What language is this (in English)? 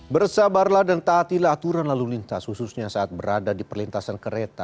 Indonesian